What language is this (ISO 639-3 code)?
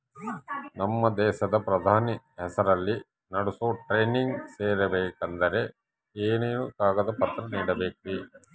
kan